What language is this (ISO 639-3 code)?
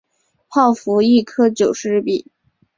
zho